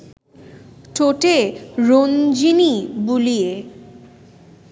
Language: Bangla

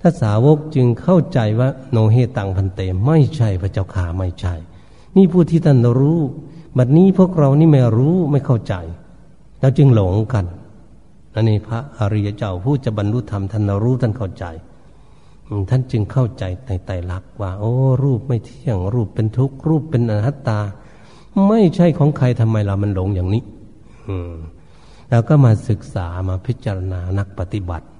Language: Thai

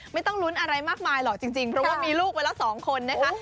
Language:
Thai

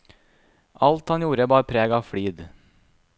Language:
Norwegian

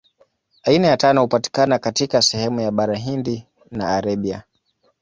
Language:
Swahili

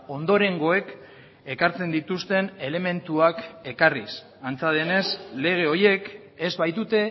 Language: Basque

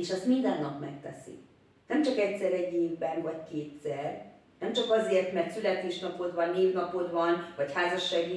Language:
Hungarian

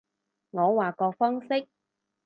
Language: Cantonese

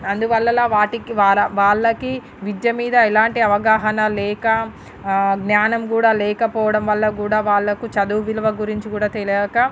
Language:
Telugu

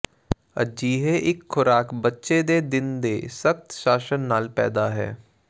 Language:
Punjabi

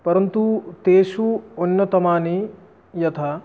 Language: Sanskrit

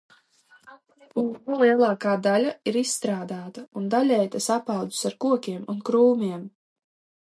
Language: Latvian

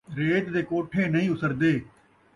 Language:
Saraiki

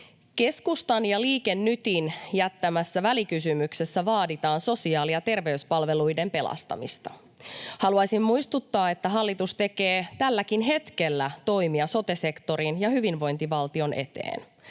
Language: Finnish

